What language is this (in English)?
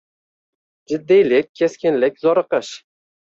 Uzbek